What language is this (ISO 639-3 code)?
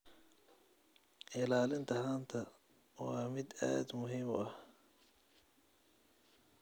som